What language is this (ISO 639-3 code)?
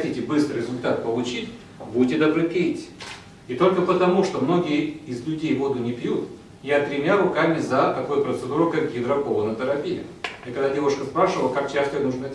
rus